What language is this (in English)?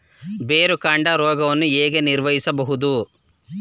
Kannada